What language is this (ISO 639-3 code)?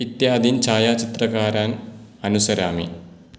san